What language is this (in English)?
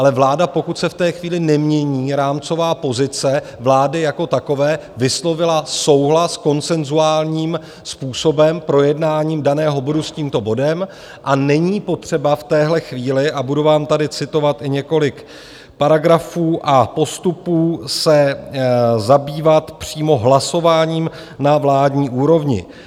Czech